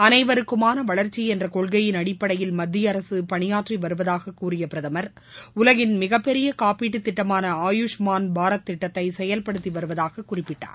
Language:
Tamil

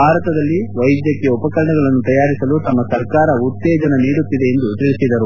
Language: Kannada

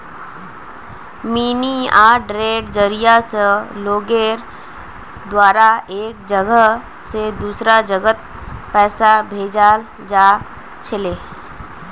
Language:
Magahi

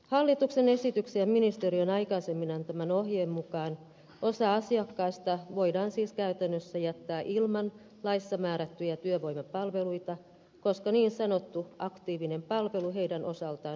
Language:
Finnish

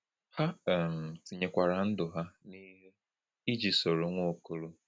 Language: Igbo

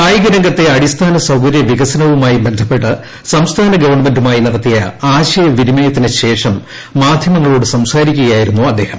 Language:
Malayalam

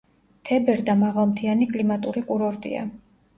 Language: Georgian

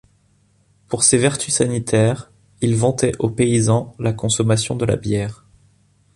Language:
French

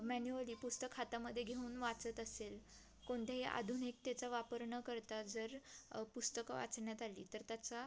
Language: Marathi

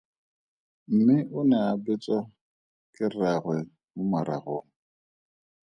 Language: Tswana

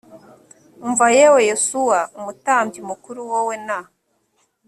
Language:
Kinyarwanda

